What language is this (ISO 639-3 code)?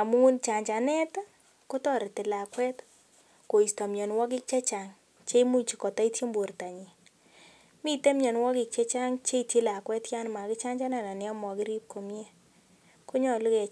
kln